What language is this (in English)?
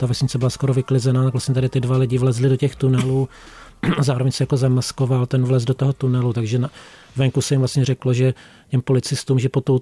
Czech